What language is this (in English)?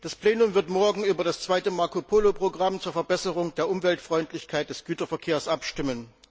German